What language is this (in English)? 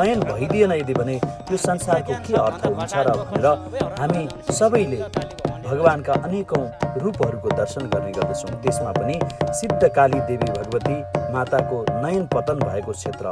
Vietnamese